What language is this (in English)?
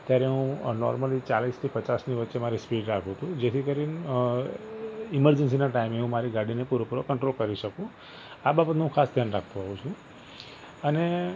Gujarati